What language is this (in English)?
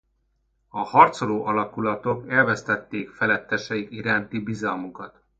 Hungarian